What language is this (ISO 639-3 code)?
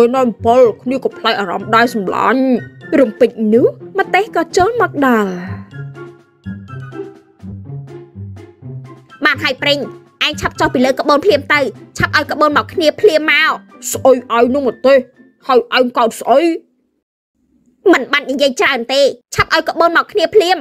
tha